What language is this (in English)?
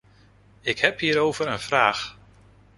Dutch